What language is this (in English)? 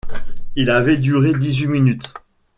French